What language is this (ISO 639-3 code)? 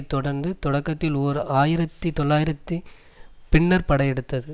tam